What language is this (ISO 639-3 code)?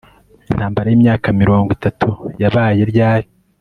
kin